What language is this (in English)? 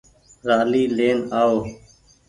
Goaria